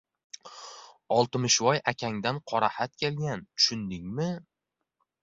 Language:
Uzbek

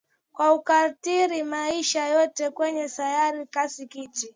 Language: Swahili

